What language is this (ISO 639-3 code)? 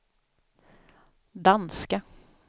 swe